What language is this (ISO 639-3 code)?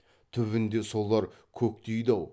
kaz